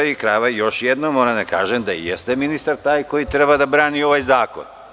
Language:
Serbian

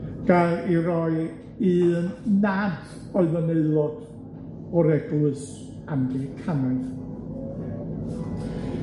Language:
Welsh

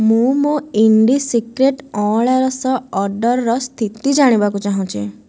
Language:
Odia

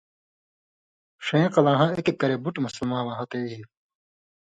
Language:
Indus Kohistani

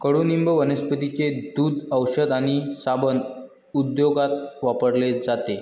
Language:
Marathi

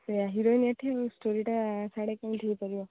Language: Odia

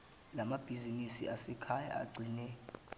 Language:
Zulu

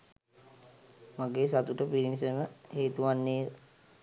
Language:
Sinhala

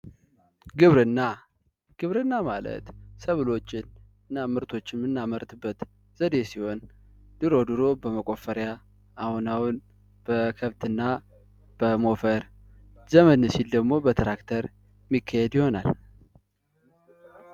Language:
Amharic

